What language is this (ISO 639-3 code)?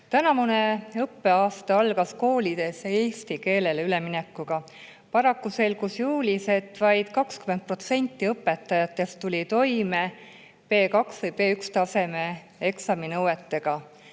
est